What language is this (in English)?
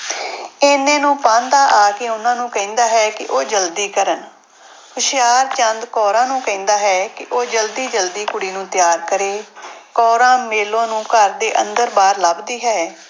Punjabi